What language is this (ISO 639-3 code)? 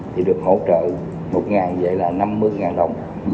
vie